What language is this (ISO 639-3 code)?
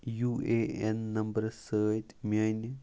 kas